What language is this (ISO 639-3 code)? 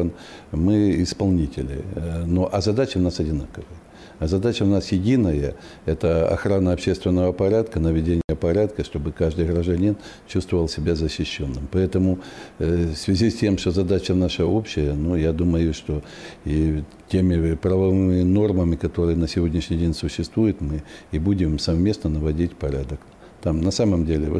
rus